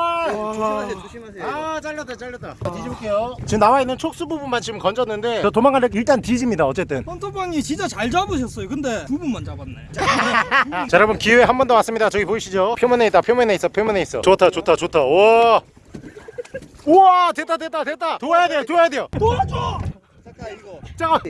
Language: Korean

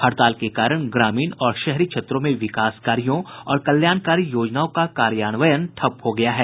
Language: Hindi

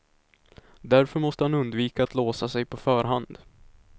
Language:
Swedish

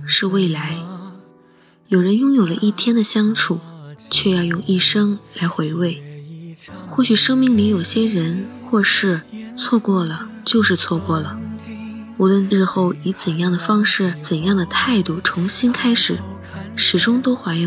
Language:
Chinese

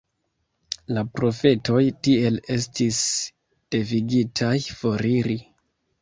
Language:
Esperanto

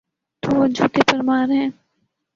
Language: Urdu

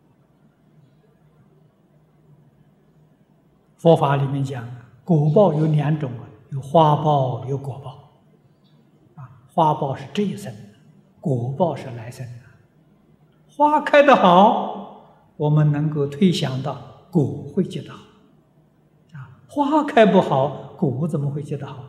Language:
Chinese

